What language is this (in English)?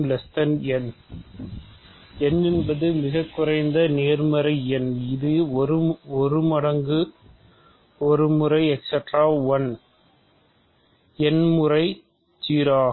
Tamil